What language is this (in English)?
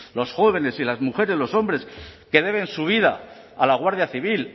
Spanish